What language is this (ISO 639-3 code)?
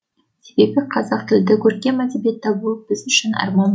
kaz